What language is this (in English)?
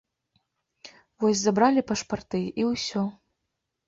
Belarusian